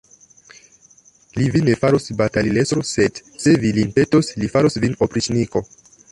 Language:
Esperanto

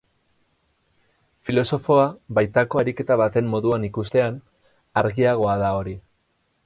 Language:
Basque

